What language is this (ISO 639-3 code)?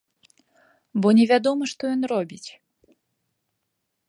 bel